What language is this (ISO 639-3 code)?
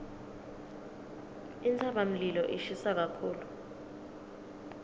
ssw